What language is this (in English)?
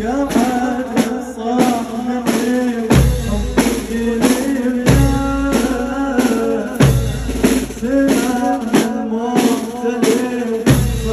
Arabic